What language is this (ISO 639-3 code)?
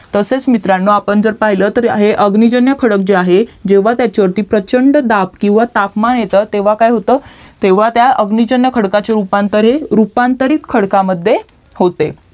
mar